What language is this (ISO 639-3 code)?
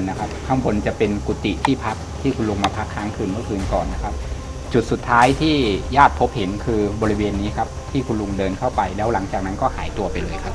tha